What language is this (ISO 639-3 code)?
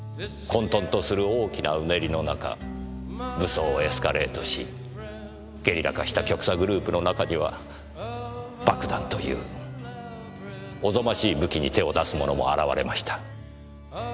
jpn